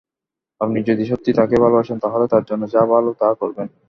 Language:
Bangla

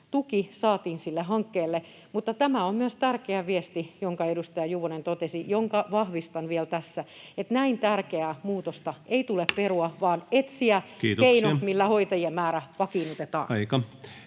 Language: Finnish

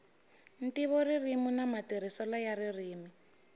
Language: Tsonga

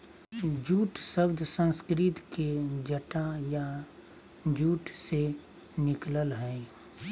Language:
Magahi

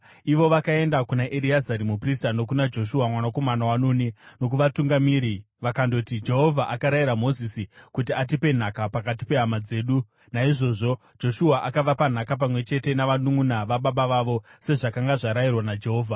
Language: Shona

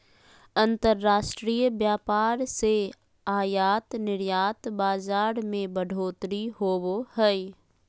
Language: Magahi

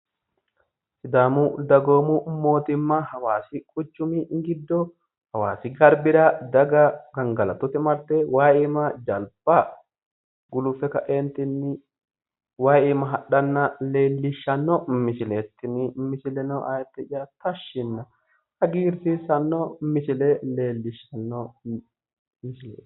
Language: Sidamo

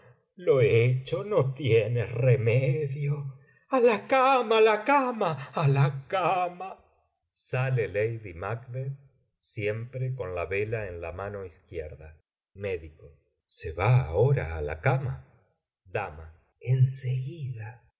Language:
Spanish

